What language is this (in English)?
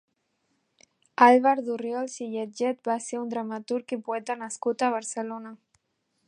Catalan